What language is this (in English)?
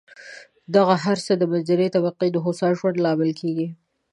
Pashto